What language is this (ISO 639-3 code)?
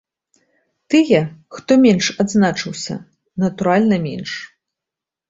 bel